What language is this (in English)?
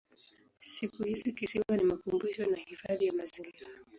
Swahili